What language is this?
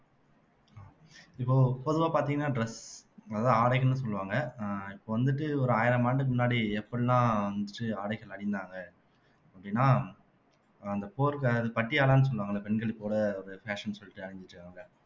Tamil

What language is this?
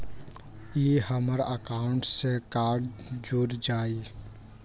Magahi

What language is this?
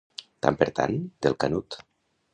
Catalan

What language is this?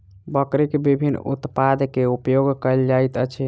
Maithili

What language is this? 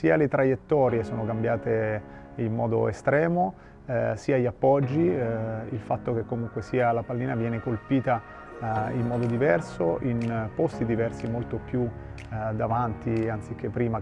Italian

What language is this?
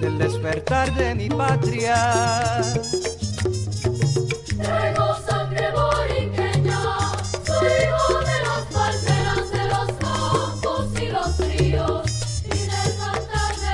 Romanian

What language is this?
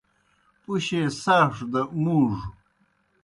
Kohistani Shina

